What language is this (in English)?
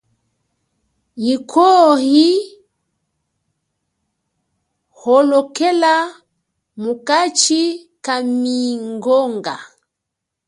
Chokwe